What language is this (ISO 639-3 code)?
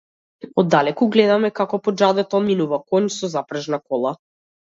mkd